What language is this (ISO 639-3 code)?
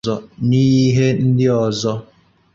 ibo